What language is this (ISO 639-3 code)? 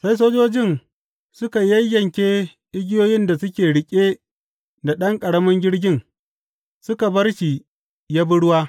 hau